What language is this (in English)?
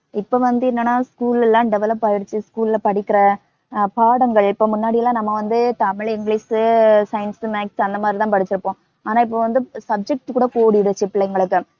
Tamil